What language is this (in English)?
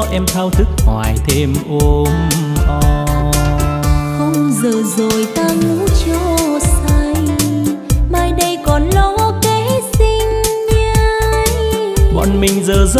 Vietnamese